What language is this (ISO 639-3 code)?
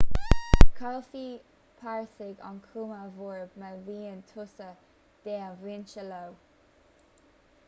gle